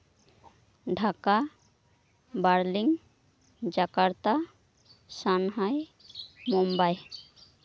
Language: Santali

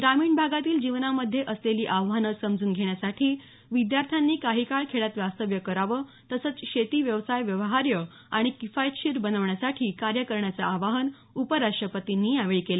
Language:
Marathi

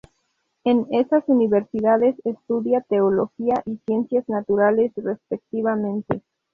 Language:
Spanish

